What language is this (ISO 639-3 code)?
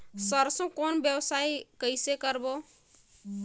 hne